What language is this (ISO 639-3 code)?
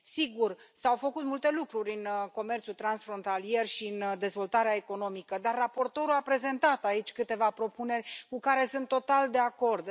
ron